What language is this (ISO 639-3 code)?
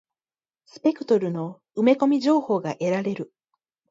jpn